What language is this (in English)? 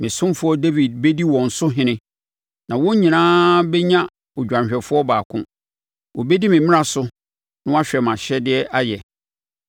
Akan